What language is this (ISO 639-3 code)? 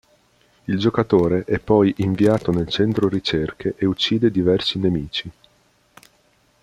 ita